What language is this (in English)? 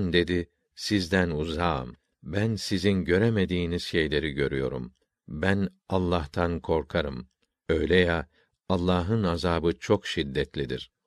Turkish